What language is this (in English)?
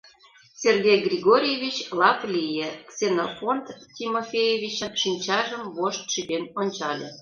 Mari